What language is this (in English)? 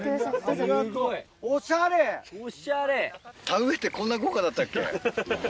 Japanese